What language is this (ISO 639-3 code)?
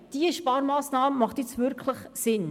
gsw